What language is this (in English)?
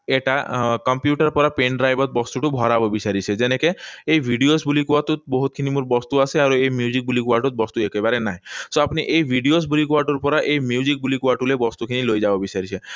Assamese